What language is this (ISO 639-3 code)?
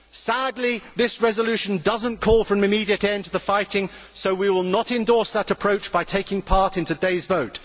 eng